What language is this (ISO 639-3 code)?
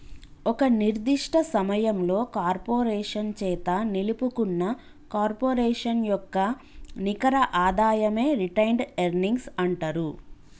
tel